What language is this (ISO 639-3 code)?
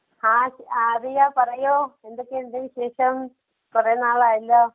mal